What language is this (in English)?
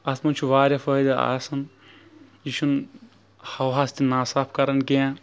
Kashmiri